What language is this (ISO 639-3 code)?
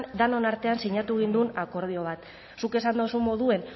eus